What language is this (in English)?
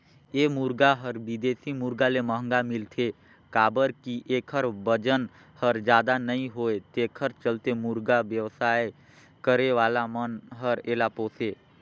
Chhattisgarhi